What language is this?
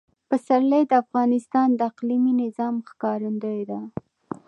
Pashto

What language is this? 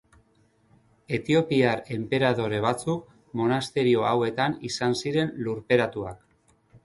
Basque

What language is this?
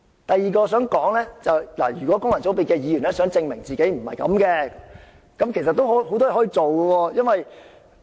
Cantonese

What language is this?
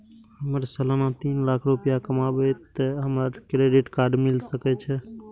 Maithili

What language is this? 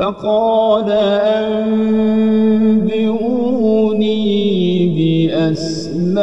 Arabic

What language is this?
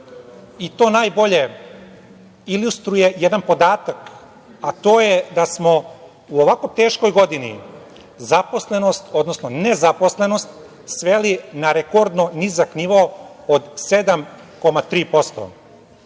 Serbian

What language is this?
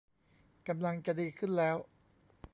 Thai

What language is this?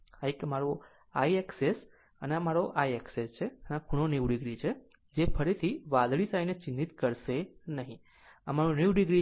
Gujarati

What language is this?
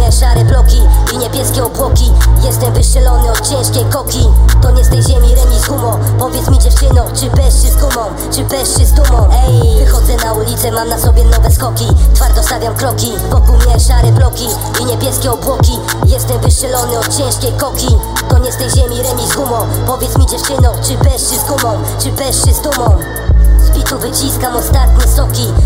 Polish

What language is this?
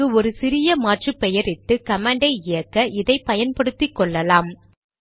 Tamil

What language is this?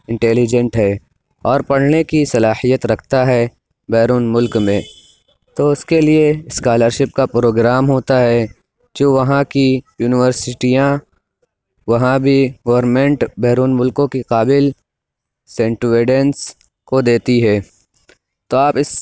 Urdu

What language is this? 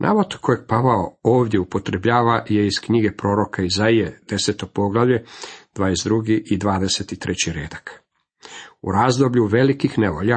Croatian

